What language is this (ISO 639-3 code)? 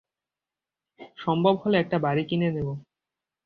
ben